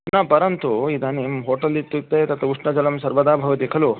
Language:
Sanskrit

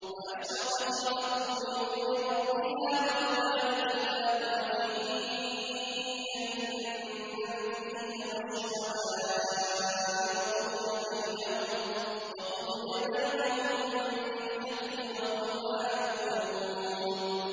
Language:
Arabic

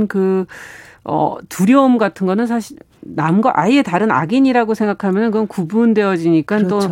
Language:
Korean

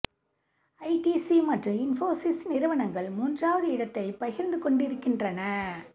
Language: Tamil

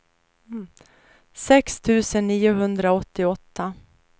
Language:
Swedish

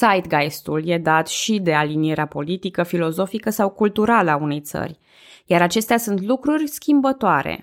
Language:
Romanian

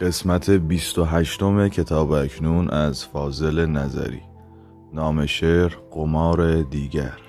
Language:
Persian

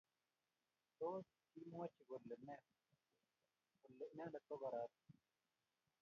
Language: Kalenjin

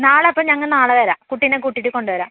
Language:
Malayalam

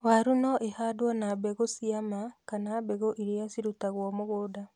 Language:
Kikuyu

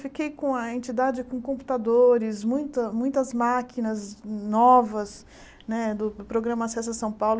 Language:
Portuguese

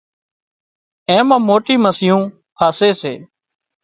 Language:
Wadiyara Koli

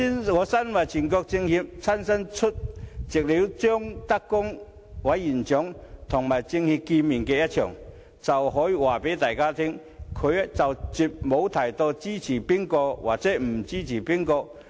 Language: Cantonese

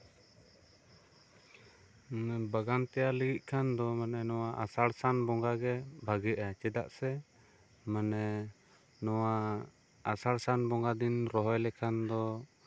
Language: Santali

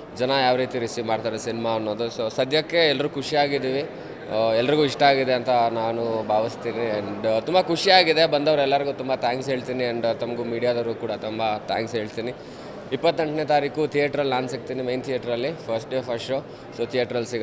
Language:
Hindi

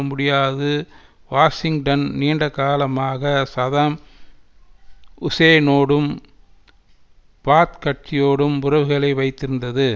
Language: Tamil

